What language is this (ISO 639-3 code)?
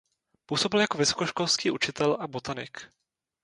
ces